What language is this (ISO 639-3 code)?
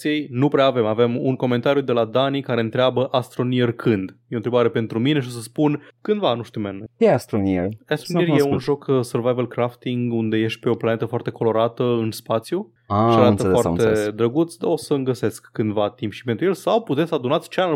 ron